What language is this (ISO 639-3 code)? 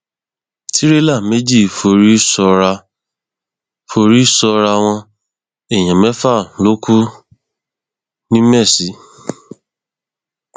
yor